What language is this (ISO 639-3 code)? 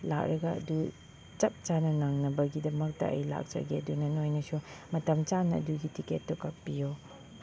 mni